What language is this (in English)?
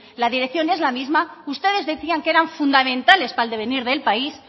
Spanish